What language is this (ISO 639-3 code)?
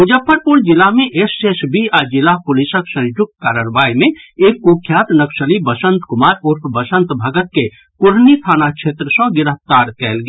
mai